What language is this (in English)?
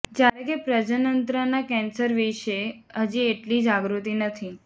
Gujarati